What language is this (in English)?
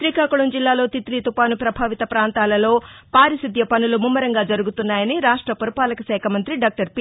Telugu